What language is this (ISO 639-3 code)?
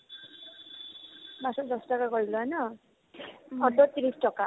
asm